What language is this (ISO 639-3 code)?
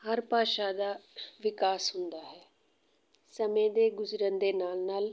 pan